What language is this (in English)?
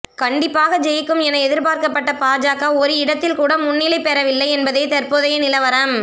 Tamil